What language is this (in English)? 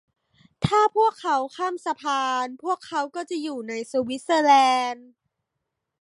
Thai